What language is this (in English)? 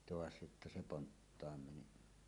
Finnish